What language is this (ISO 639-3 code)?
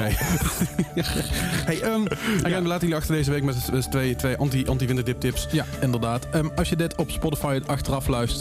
nld